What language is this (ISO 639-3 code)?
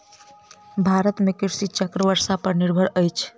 mai